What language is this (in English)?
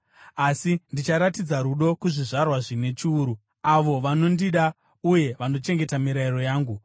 Shona